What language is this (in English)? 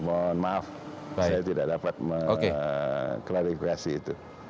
Indonesian